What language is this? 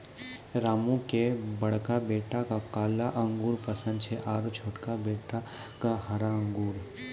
Maithili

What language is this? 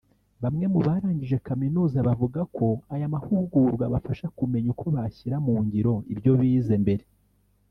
Kinyarwanda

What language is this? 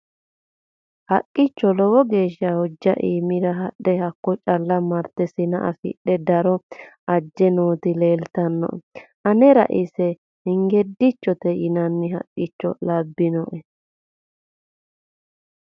Sidamo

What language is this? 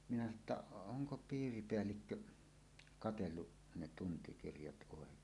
Finnish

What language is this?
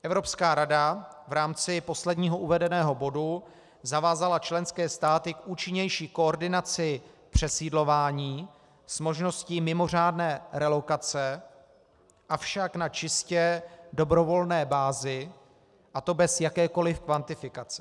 Czech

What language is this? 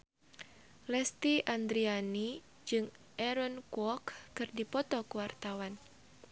Sundanese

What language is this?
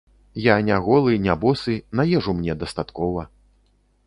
Belarusian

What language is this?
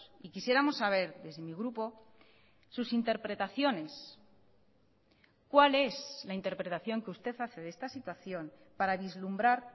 Spanish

